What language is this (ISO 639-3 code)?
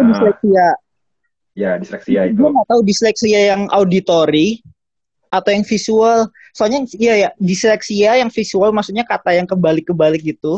ind